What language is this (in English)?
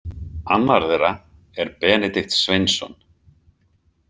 Icelandic